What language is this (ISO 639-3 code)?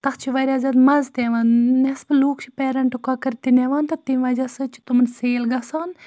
kas